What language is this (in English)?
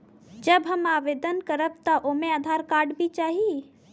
Bhojpuri